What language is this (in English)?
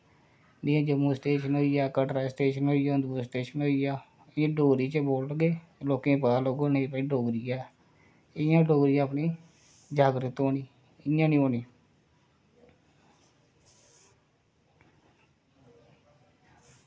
Dogri